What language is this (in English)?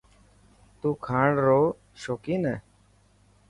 Dhatki